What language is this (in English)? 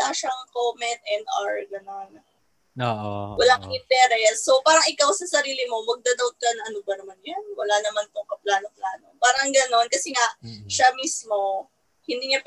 Filipino